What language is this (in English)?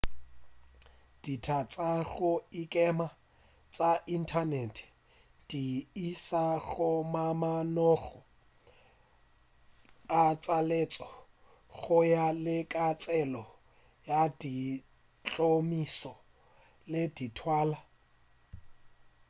Northern Sotho